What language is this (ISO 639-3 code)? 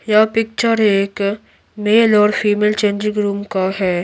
hin